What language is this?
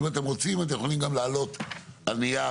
Hebrew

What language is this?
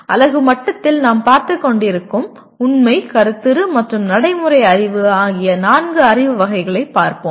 Tamil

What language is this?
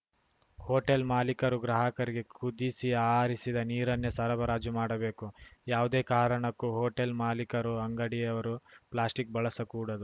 Kannada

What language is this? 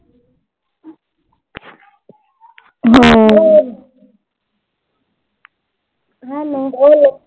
Punjabi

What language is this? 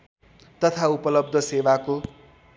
Nepali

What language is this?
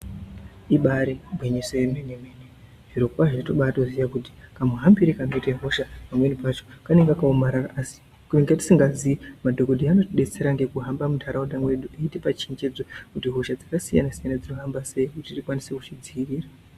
Ndau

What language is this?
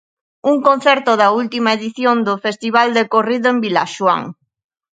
Galician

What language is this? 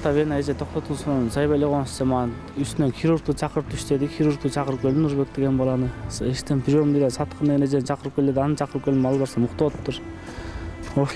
Turkish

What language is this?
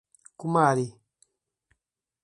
Portuguese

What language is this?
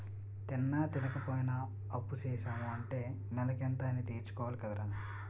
Telugu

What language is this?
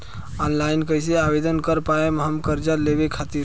Bhojpuri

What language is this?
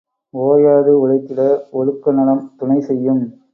Tamil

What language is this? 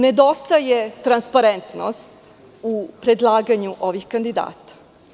Serbian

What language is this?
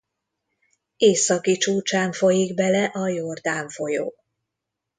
Hungarian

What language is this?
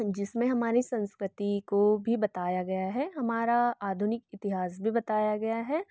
Hindi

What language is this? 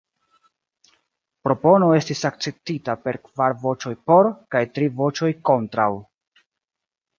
Esperanto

